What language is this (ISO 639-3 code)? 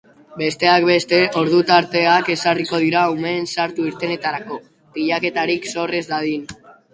eus